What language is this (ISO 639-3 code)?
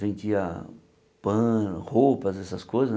por